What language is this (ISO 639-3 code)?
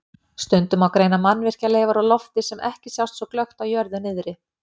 isl